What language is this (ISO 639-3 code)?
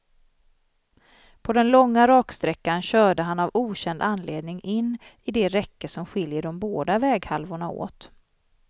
swe